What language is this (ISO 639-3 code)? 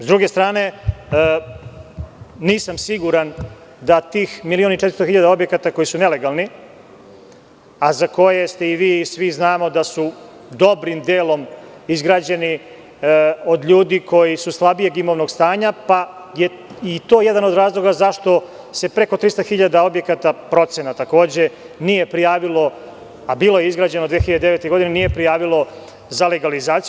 srp